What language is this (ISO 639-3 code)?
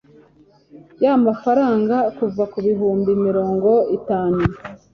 kin